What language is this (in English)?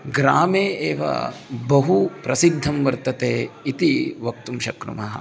Sanskrit